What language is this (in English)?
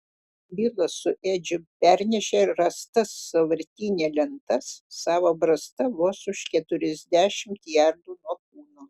Lithuanian